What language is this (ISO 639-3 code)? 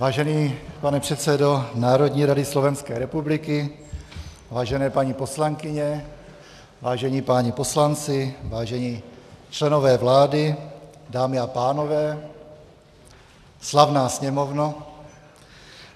ces